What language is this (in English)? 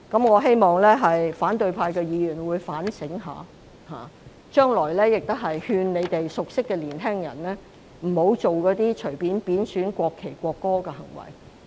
Cantonese